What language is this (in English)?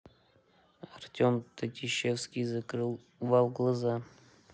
Russian